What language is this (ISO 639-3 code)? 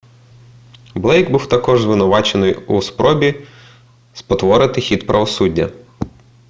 ukr